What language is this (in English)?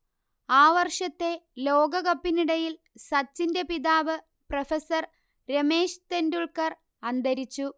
Malayalam